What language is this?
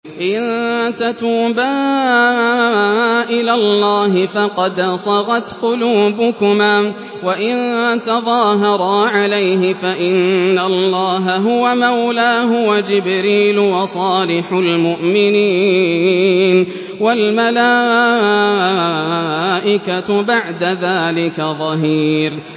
Arabic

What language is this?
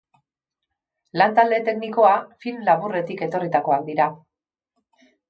Basque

